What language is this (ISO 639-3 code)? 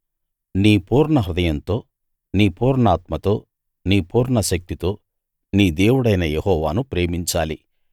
tel